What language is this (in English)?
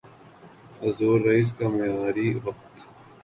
Urdu